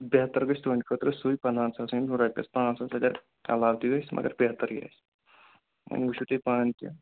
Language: Kashmiri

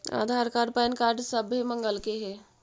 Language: Magahi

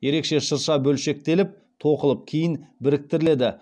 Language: Kazakh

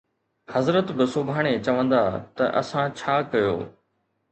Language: Sindhi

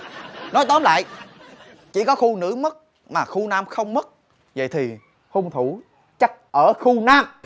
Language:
Vietnamese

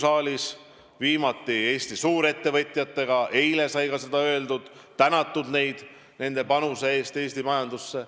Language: Estonian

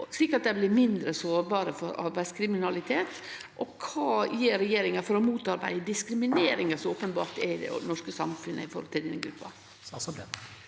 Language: Norwegian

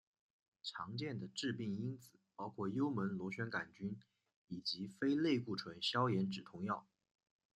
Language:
Chinese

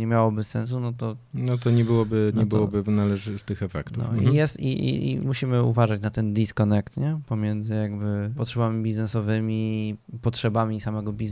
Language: Polish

